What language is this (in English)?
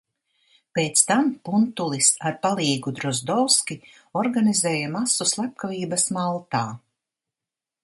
Latvian